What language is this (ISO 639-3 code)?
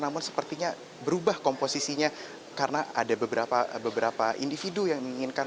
ind